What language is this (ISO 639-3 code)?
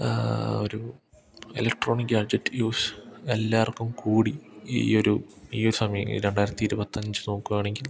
mal